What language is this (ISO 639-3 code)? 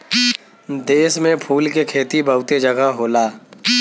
bho